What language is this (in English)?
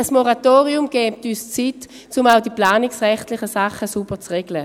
Swiss German